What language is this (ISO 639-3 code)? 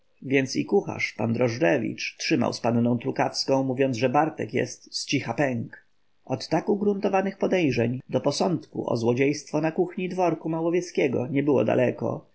pol